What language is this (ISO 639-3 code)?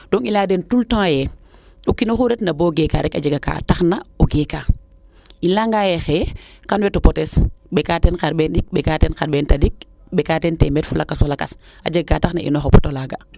srr